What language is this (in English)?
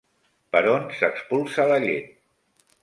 Catalan